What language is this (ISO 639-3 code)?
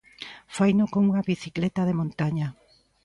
glg